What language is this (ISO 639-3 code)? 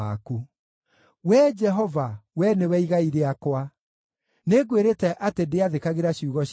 kik